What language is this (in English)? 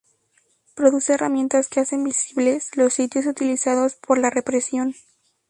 Spanish